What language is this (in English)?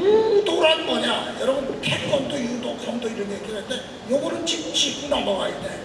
Korean